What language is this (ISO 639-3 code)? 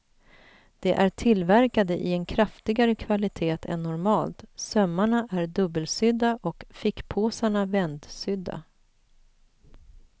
swe